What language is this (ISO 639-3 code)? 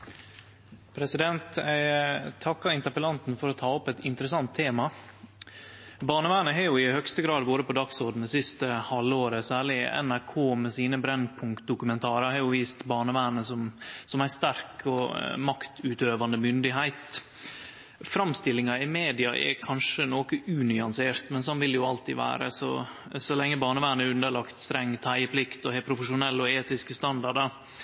nno